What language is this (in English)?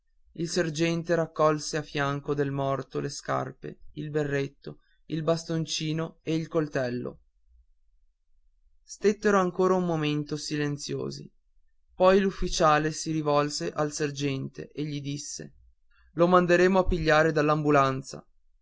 Italian